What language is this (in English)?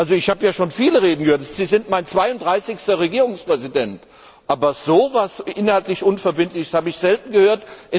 German